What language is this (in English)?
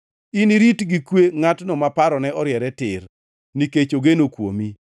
Luo (Kenya and Tanzania)